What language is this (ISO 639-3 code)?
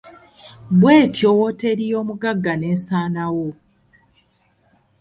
lug